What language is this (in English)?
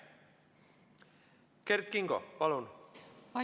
Estonian